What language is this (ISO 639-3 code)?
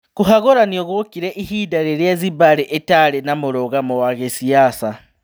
kik